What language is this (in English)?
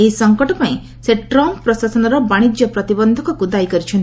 Odia